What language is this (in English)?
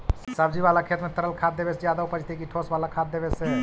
Magahi